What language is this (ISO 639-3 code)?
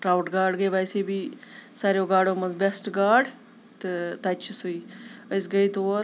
kas